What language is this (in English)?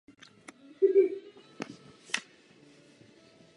Czech